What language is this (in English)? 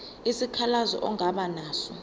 Zulu